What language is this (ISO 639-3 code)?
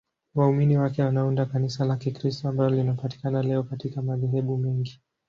swa